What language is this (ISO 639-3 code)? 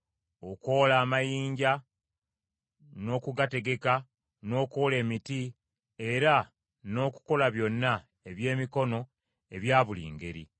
lug